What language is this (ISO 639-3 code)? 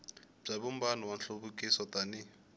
tso